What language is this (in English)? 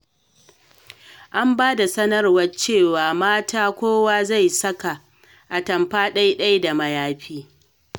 Hausa